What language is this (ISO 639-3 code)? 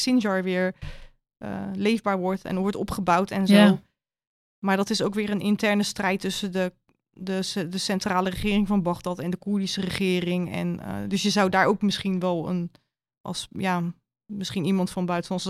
nld